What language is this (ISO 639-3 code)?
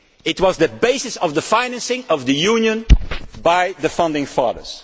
eng